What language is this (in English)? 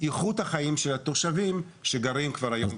Hebrew